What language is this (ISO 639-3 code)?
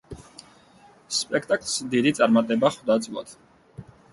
kat